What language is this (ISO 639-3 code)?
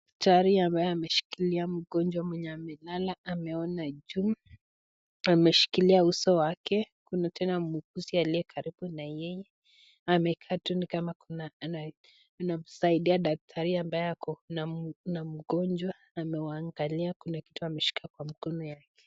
swa